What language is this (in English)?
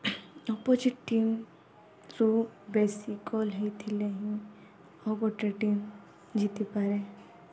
Odia